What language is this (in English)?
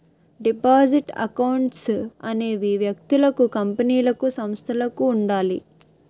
Telugu